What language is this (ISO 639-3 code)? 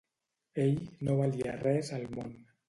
cat